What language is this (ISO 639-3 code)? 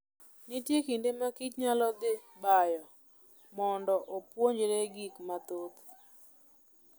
luo